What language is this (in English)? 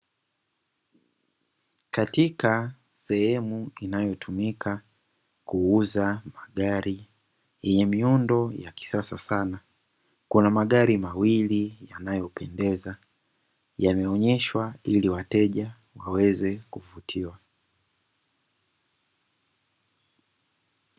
Swahili